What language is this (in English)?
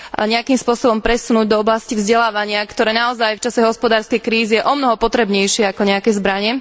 Slovak